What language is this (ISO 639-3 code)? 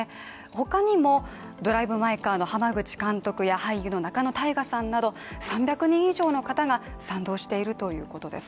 jpn